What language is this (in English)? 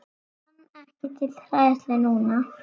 Icelandic